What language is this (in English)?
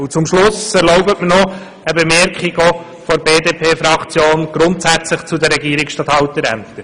Swiss German